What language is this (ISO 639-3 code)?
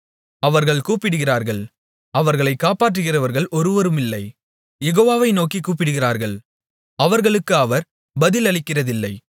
tam